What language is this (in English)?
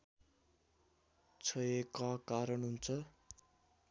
Nepali